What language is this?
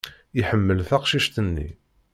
Kabyle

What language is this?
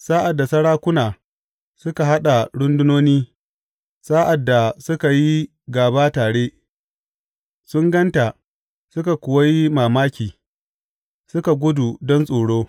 Hausa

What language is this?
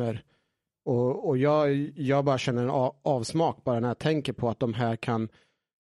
Swedish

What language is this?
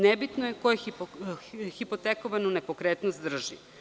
Serbian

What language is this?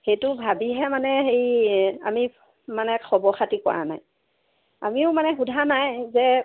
Assamese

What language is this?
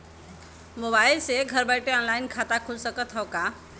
Bhojpuri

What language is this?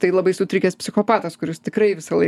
Lithuanian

